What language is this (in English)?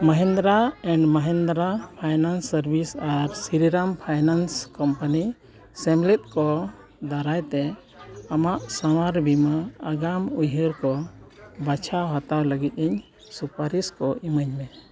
Santali